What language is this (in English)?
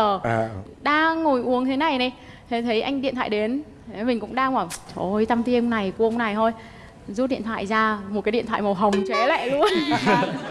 Vietnamese